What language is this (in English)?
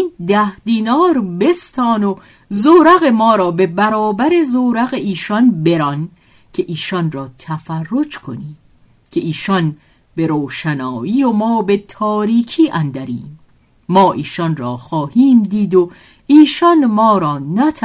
Persian